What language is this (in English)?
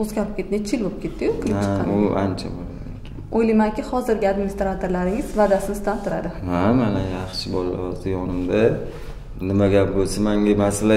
Turkish